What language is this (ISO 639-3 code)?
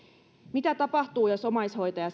fin